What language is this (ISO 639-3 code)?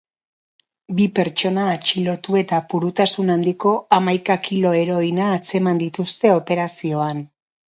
eus